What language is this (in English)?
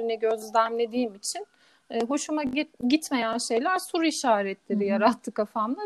Turkish